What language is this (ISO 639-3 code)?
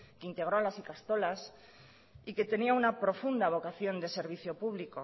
spa